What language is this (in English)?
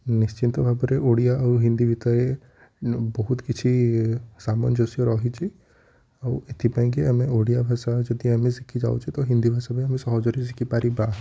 Odia